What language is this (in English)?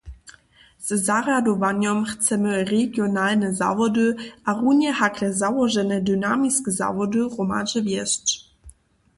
Upper Sorbian